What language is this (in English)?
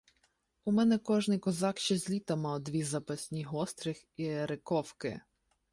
Ukrainian